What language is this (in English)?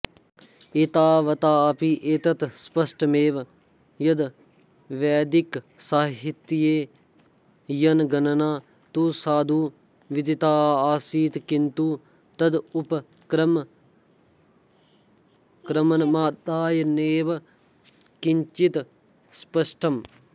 Sanskrit